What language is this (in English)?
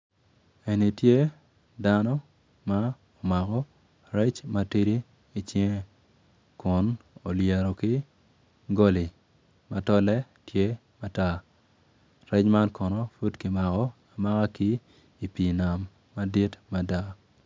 Acoli